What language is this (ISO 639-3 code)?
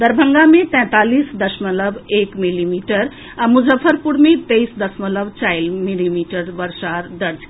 mai